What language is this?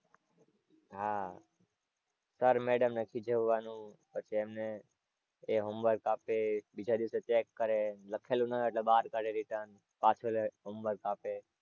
Gujarati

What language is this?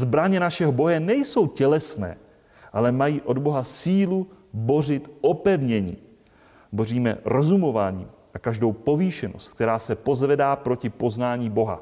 Czech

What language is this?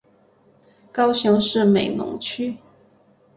Chinese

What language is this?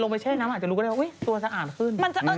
Thai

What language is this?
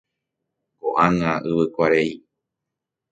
Guarani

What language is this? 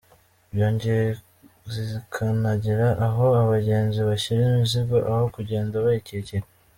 Kinyarwanda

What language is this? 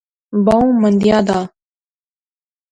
Pahari-Potwari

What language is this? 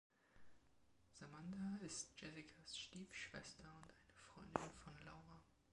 German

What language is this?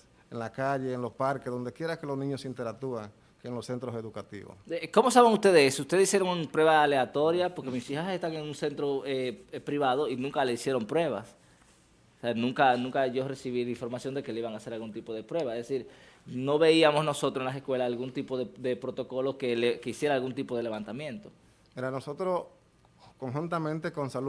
Spanish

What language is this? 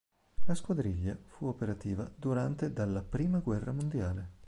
Italian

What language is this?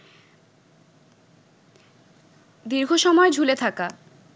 Bangla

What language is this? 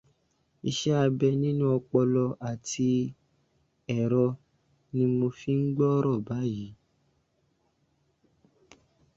Yoruba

